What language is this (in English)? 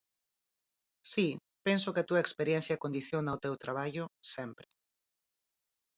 Galician